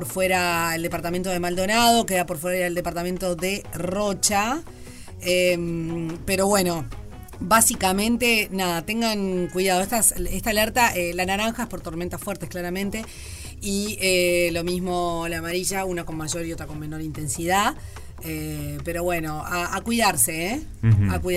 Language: Spanish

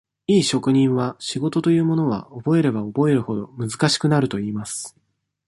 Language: Japanese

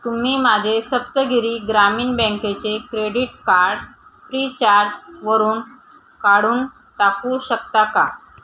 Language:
Marathi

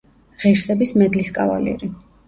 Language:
Georgian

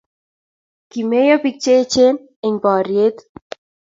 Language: Kalenjin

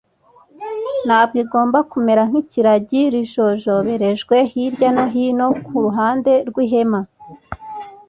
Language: Kinyarwanda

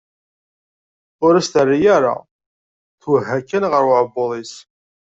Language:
Kabyle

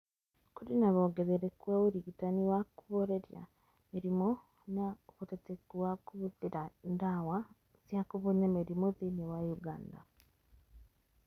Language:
Kikuyu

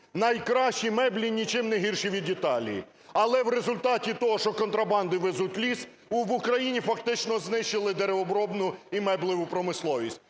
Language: Ukrainian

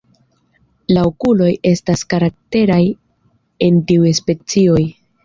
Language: Esperanto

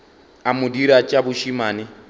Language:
Northern Sotho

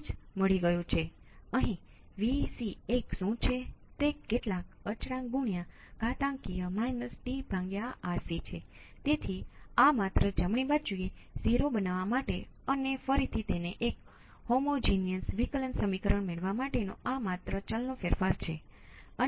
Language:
Gujarati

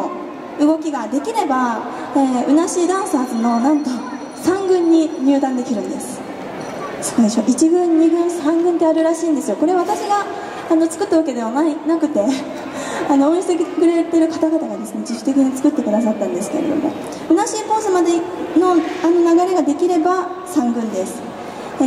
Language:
Japanese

